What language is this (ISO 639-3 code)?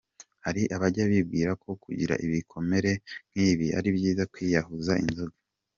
kin